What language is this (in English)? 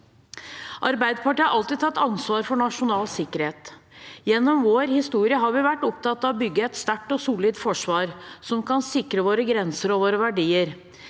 Norwegian